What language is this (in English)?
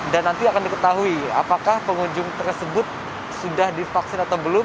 Indonesian